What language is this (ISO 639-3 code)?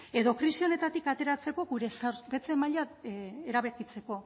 eus